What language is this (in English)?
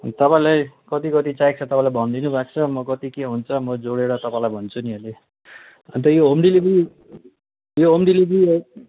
Nepali